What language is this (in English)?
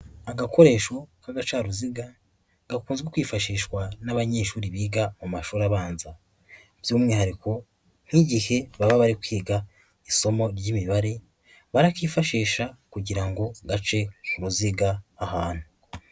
Kinyarwanda